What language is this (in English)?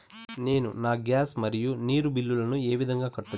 Telugu